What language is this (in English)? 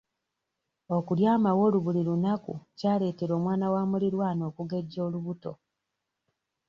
Ganda